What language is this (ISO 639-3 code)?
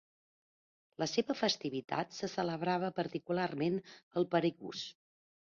cat